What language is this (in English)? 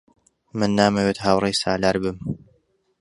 Central Kurdish